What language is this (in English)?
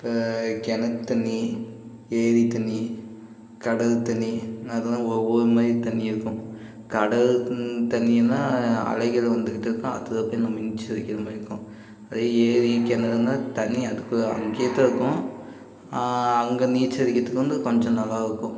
Tamil